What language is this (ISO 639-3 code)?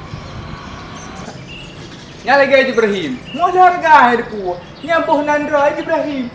msa